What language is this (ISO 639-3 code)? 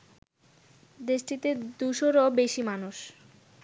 ben